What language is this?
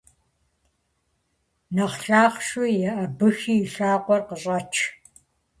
Kabardian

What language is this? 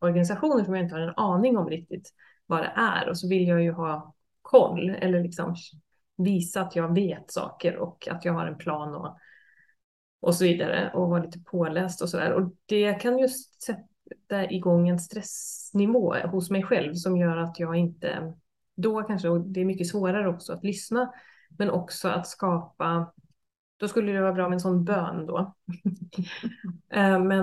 Swedish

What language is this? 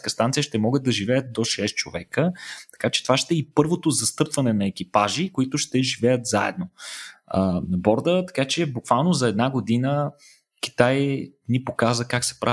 Bulgarian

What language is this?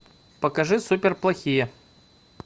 Russian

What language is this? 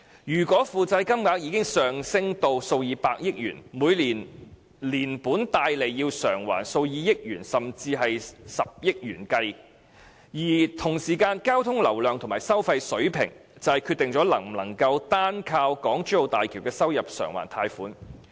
Cantonese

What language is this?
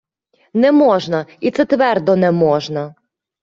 Ukrainian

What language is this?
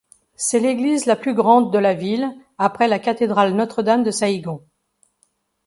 French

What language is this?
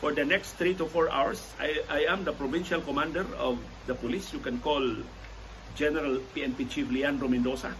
Filipino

